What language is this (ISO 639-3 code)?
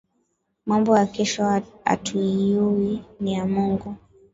swa